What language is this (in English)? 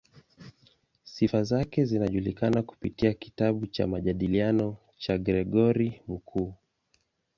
Swahili